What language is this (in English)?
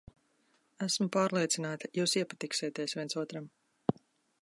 Latvian